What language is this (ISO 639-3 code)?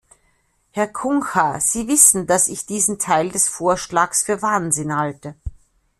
deu